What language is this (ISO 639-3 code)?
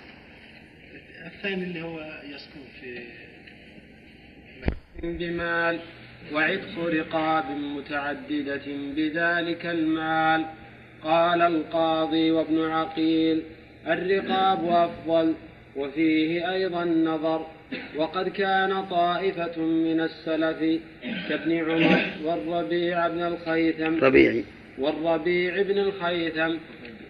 ara